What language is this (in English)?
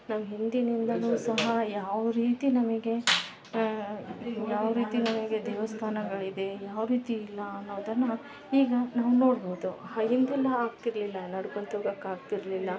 Kannada